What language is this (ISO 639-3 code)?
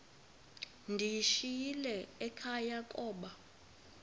xho